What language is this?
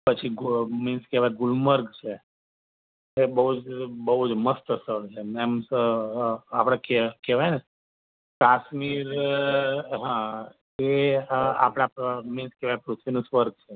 Gujarati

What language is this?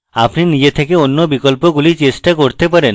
Bangla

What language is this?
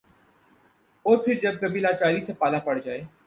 Urdu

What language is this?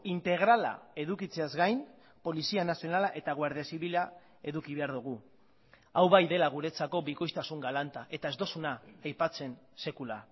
Basque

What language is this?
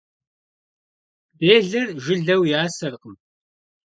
Kabardian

